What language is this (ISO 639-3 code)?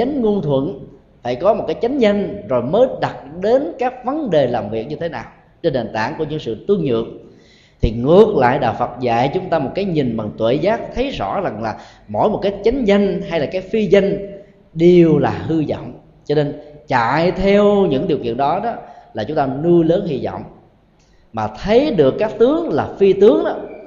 vie